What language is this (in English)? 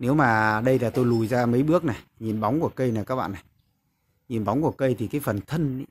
Vietnamese